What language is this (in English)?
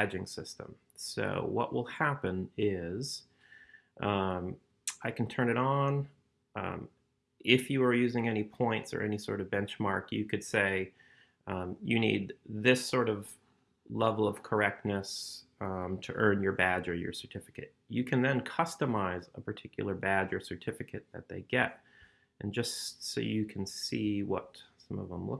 English